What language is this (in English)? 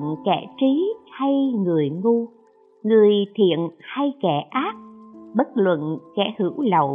Vietnamese